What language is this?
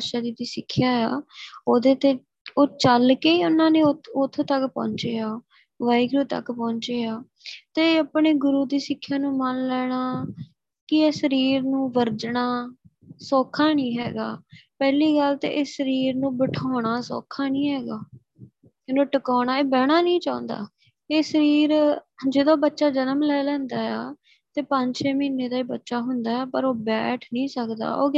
Punjabi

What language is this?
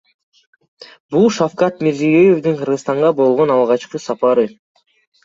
Kyrgyz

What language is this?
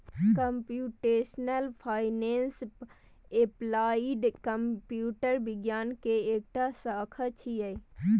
Maithili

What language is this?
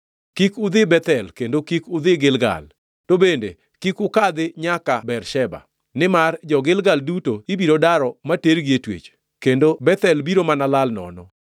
Luo (Kenya and Tanzania)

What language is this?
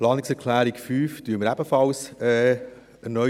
Swiss German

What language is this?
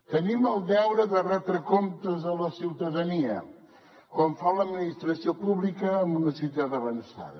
Catalan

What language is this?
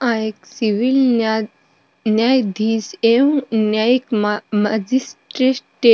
Marwari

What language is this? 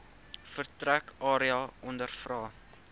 Afrikaans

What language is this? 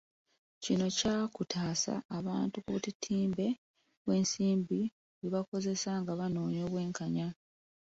Ganda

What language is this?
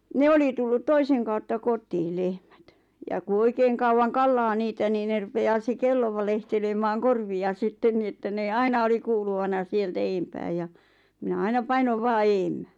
Finnish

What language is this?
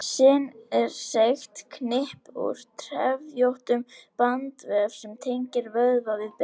Icelandic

